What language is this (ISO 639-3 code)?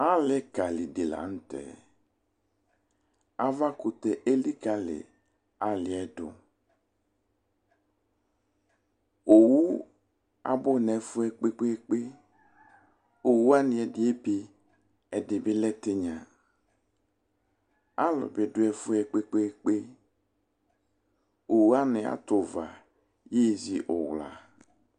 kpo